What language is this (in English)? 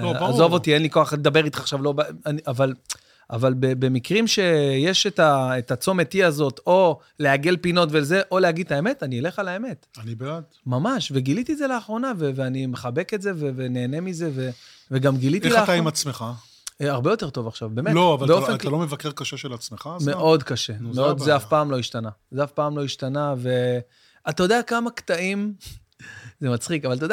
Hebrew